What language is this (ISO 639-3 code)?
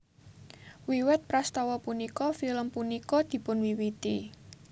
jav